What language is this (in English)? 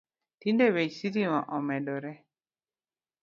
Luo (Kenya and Tanzania)